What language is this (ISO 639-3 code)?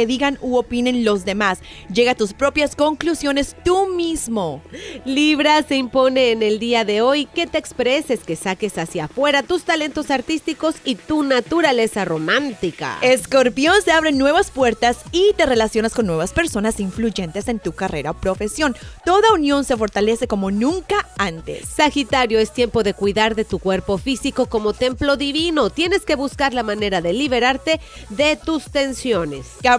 spa